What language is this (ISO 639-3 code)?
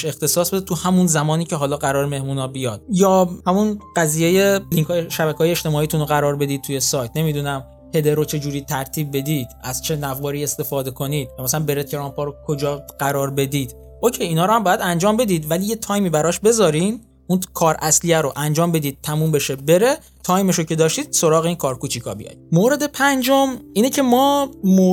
fas